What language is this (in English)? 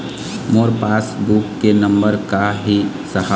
Chhattisgarhi